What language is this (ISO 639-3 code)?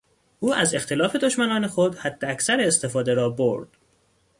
fas